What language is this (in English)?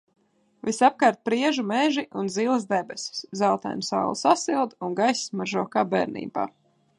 Latvian